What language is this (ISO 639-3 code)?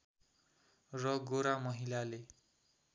nep